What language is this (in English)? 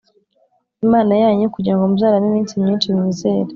Kinyarwanda